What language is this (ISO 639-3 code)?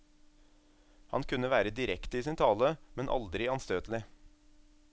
nor